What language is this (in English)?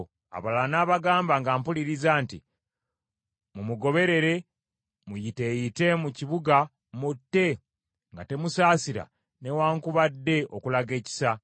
Ganda